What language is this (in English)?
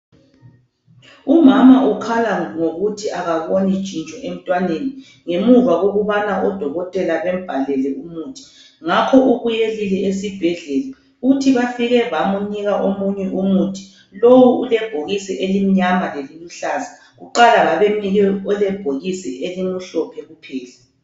North Ndebele